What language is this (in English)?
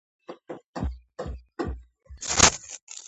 Georgian